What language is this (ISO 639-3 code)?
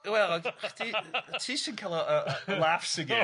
cym